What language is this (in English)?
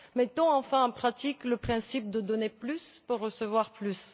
French